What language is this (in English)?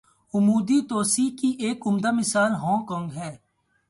Urdu